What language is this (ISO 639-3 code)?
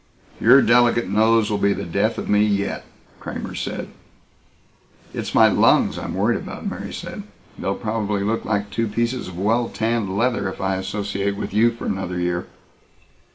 eng